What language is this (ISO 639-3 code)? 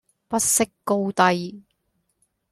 yue